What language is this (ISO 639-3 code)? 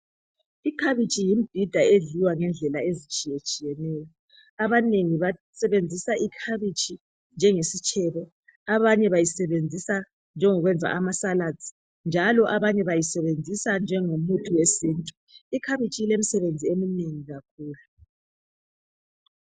nde